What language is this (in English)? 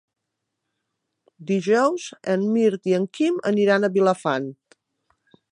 Catalan